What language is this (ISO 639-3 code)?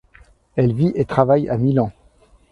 fra